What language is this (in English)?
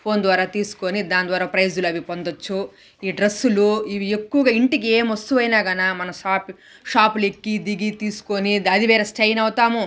Telugu